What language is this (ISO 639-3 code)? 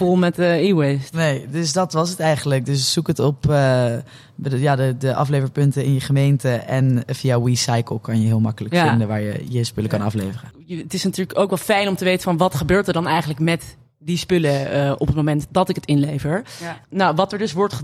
nld